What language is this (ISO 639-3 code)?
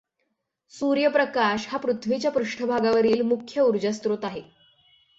mar